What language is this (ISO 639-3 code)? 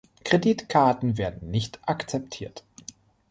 deu